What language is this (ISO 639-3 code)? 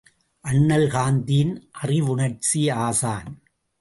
tam